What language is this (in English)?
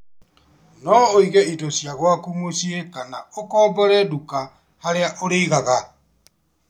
Kikuyu